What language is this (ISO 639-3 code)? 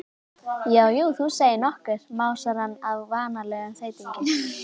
isl